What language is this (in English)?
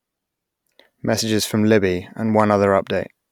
English